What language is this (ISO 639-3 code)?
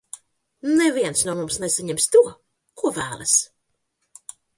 lav